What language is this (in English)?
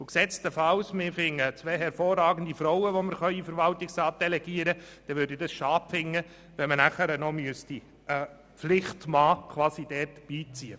Swiss German